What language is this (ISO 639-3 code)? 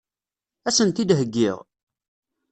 kab